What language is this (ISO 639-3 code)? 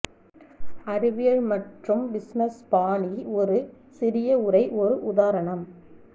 tam